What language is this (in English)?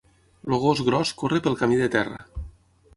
Catalan